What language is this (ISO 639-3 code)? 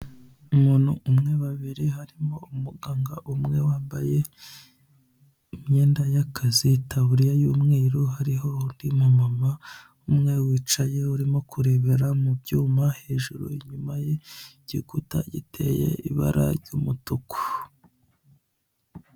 kin